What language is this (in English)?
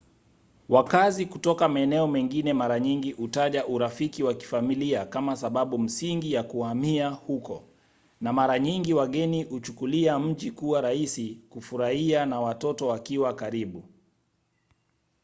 Swahili